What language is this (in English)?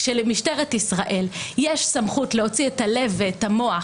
Hebrew